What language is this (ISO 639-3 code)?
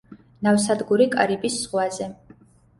kat